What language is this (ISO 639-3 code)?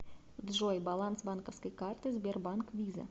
rus